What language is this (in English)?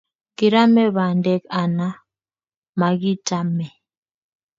Kalenjin